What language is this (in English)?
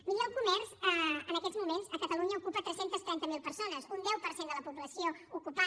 Catalan